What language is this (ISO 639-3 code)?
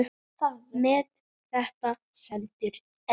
isl